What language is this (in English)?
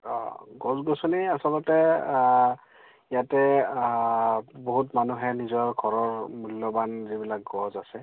Assamese